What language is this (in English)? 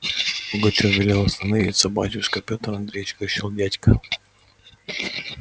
Russian